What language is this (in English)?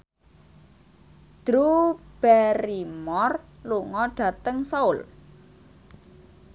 Javanese